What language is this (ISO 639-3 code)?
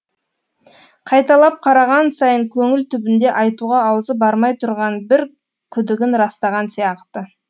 kaz